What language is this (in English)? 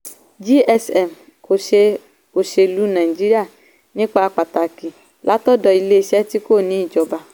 Yoruba